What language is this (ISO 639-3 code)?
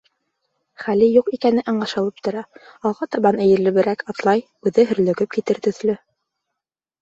bak